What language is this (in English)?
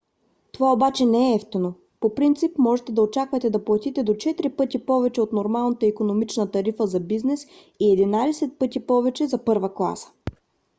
Bulgarian